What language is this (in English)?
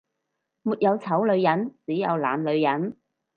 Cantonese